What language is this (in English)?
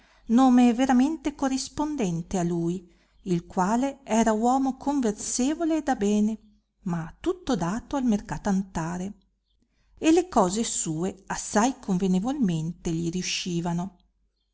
Italian